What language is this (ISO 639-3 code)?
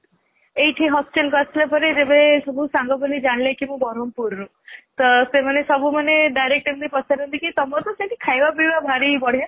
ori